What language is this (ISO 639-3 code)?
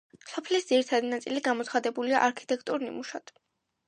kat